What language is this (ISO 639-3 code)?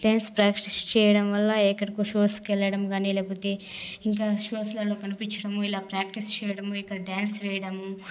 tel